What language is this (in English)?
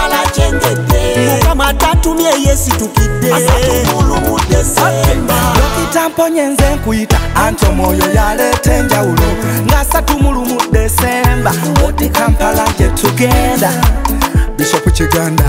Romanian